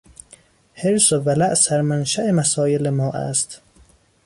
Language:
Persian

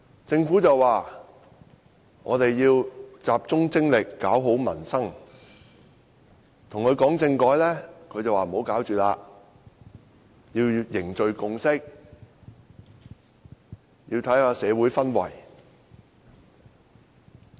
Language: Cantonese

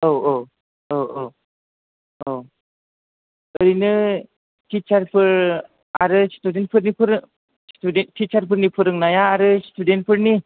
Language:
Bodo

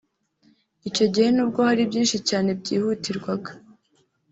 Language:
Kinyarwanda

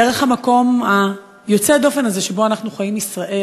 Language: Hebrew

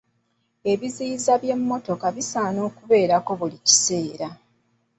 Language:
Ganda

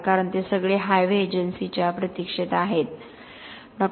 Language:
Marathi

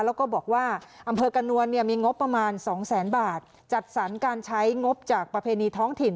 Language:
Thai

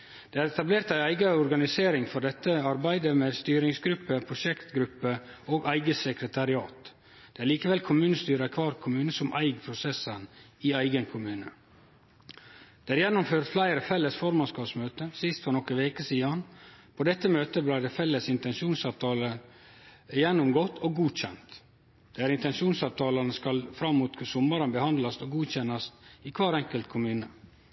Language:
Norwegian Nynorsk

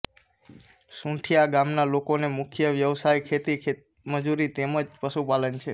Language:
Gujarati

